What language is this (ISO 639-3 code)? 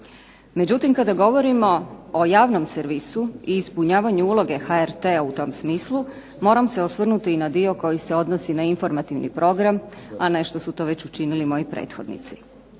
hrv